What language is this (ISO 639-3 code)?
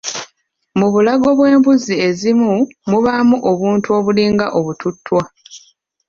lug